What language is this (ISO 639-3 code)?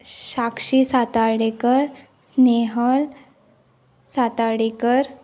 kok